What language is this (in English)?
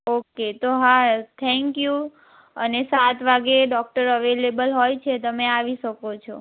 Gujarati